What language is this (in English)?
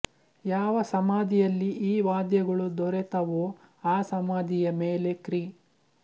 Kannada